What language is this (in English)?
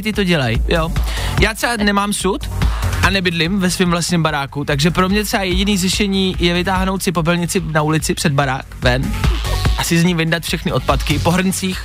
Czech